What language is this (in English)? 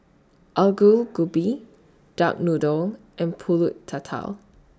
English